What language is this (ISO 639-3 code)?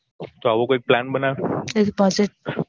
guj